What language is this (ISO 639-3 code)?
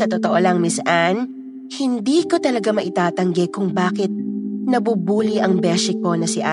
fil